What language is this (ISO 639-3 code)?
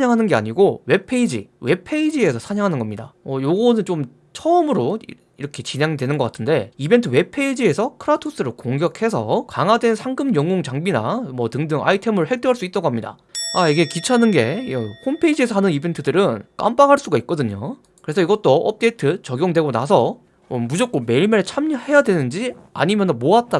kor